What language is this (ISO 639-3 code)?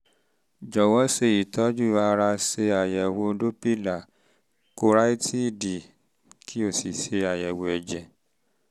yor